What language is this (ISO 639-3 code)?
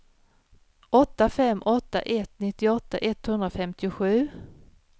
swe